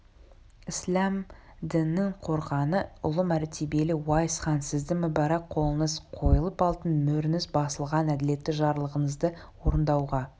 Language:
Kazakh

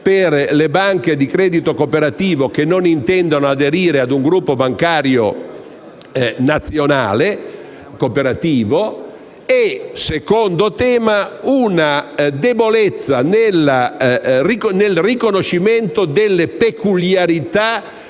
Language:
Italian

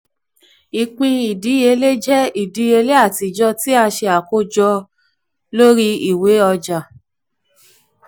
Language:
Yoruba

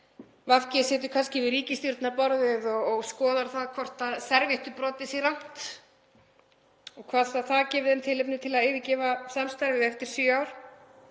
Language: Icelandic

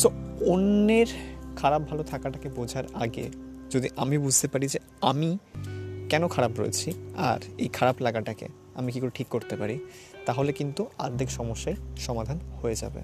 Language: Bangla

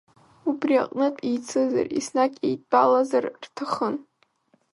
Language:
Abkhazian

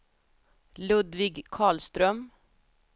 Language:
Swedish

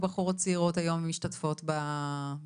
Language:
Hebrew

